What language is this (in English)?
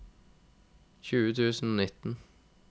Norwegian